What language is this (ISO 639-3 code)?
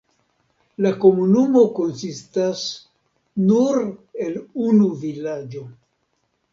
epo